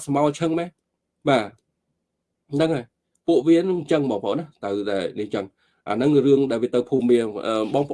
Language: Vietnamese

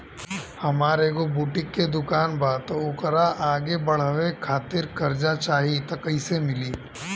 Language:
Bhojpuri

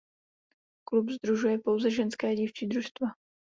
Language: Czech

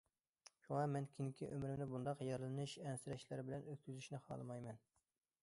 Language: Uyghur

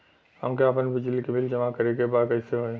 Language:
Bhojpuri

